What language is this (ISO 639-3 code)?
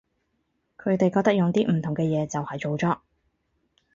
yue